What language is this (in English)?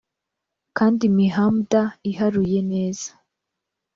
Kinyarwanda